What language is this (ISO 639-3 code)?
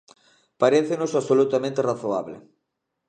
glg